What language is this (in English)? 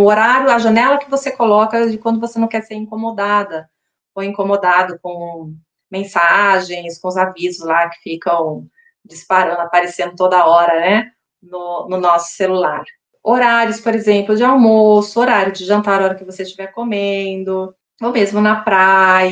Portuguese